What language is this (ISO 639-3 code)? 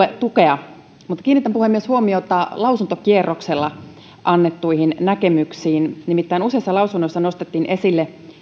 fin